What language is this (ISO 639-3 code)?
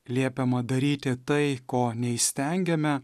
lit